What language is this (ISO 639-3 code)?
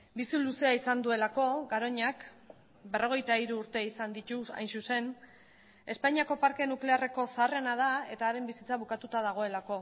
eus